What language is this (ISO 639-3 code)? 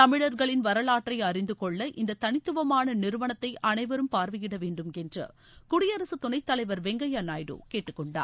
tam